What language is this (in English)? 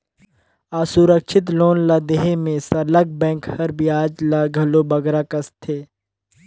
Chhattisgarhi